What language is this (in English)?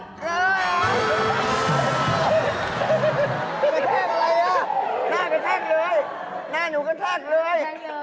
Thai